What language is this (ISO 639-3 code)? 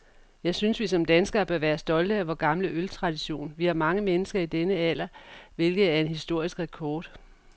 dan